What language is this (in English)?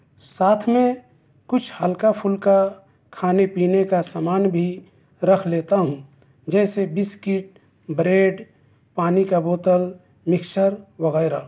Urdu